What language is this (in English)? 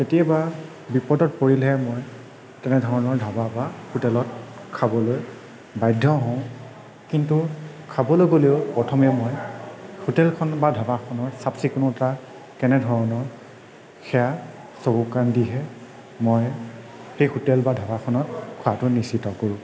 Assamese